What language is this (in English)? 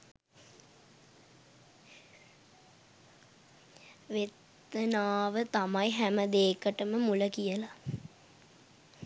Sinhala